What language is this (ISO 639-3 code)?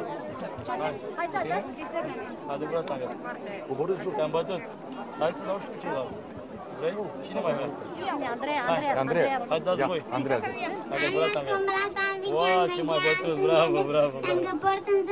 ron